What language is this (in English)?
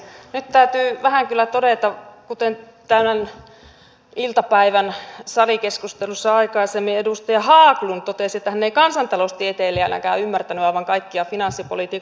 Finnish